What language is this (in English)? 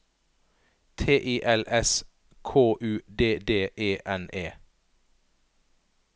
Norwegian